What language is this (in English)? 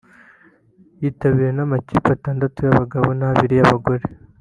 Kinyarwanda